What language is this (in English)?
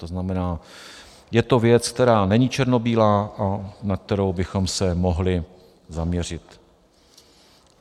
Czech